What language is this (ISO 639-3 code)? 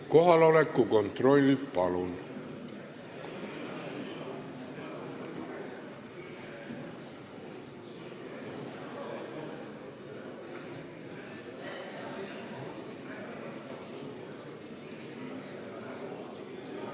est